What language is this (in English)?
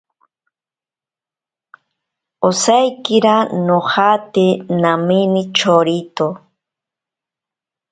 Ashéninka Perené